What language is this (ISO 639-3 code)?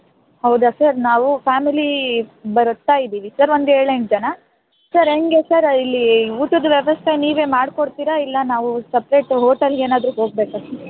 kan